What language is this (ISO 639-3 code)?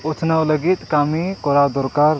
sat